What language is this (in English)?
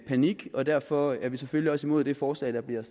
Danish